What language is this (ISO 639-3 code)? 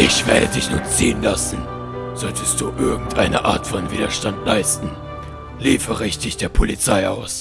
deu